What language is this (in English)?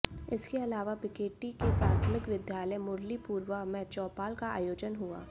Hindi